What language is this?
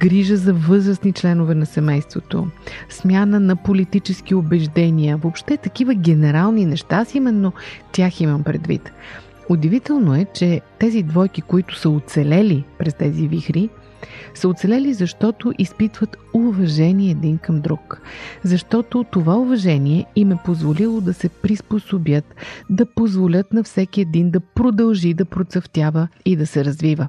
Bulgarian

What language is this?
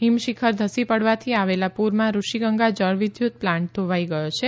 Gujarati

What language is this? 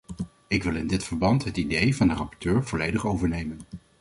Dutch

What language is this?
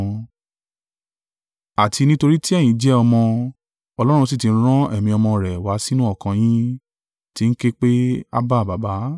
Yoruba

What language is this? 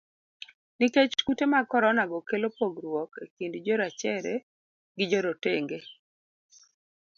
Luo (Kenya and Tanzania)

